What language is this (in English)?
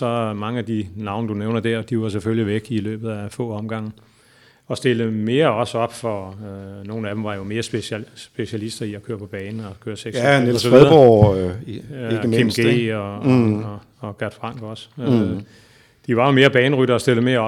Danish